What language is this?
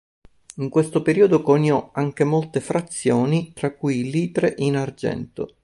Italian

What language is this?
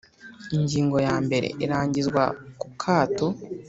Kinyarwanda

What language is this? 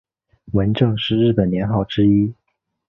Chinese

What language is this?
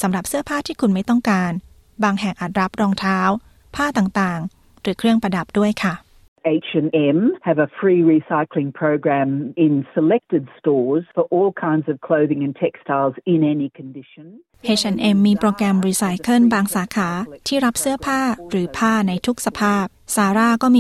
Thai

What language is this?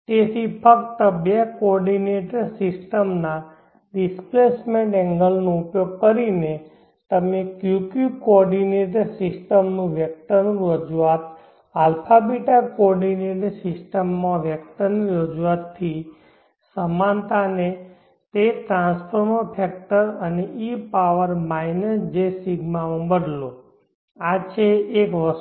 Gujarati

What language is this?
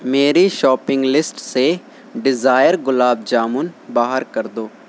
Urdu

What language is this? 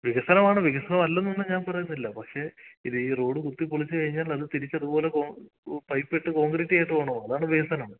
Malayalam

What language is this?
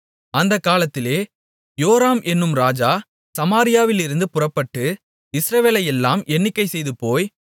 Tamil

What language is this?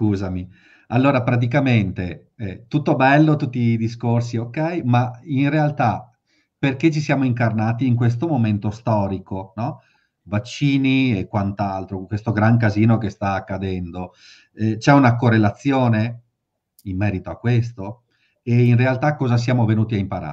Italian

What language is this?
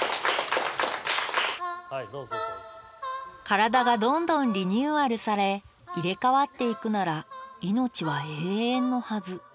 Japanese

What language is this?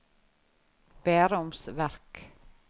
Norwegian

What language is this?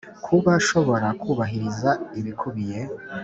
Kinyarwanda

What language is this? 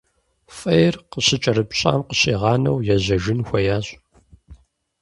Kabardian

